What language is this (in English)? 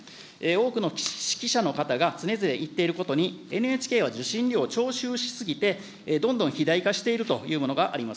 Japanese